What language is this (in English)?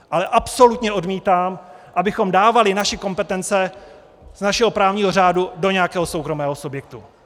Czech